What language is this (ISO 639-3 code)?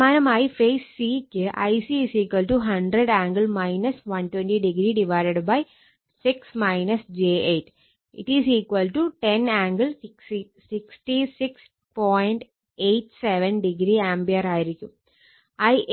mal